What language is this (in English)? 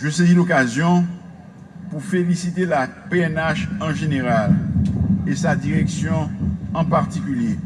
French